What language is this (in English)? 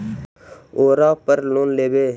Magahi